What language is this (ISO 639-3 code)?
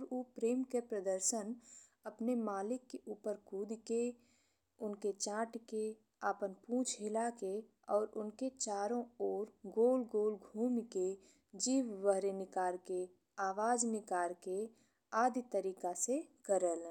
bho